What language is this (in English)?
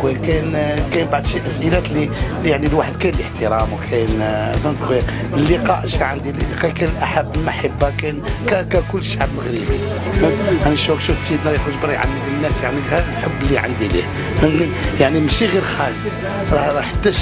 Arabic